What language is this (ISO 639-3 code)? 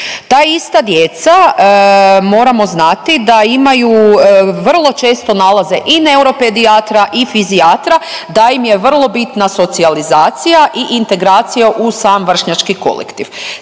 hrv